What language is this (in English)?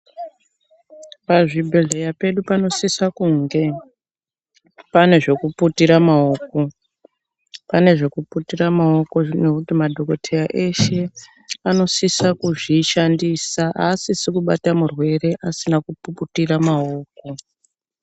Ndau